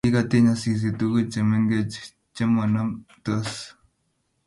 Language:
Kalenjin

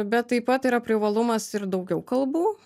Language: Lithuanian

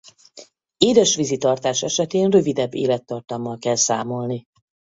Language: Hungarian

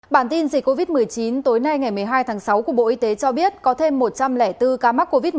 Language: Vietnamese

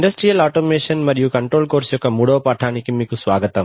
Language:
Telugu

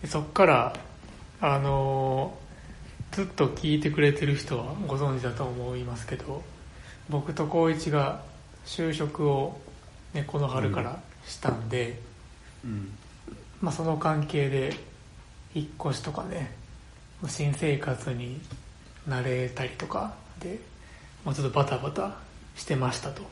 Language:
Japanese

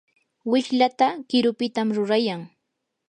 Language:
Yanahuanca Pasco Quechua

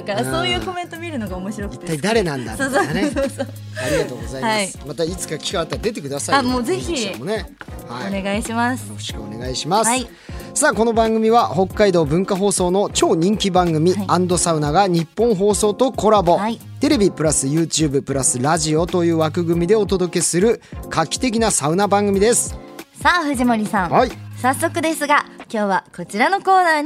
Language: Japanese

